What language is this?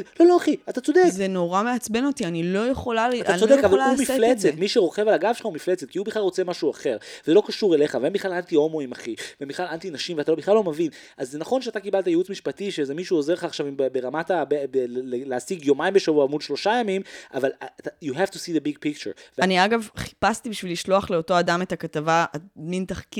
Hebrew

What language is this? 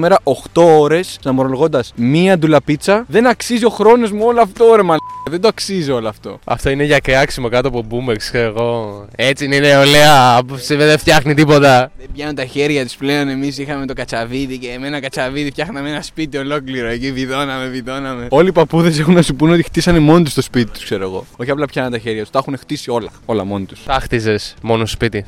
Greek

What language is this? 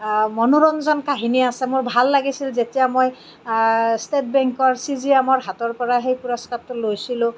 Assamese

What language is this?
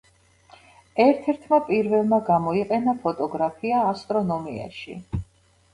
Georgian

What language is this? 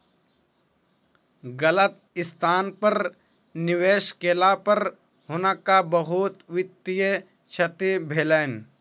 Maithili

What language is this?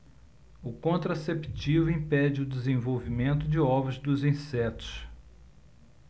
Portuguese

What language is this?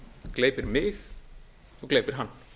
Icelandic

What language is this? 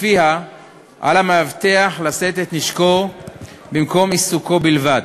Hebrew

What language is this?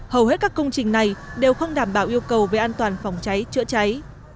Vietnamese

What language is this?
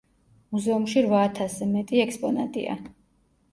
Georgian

